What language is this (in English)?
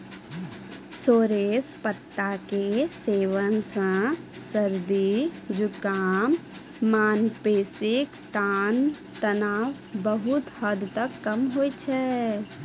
Maithili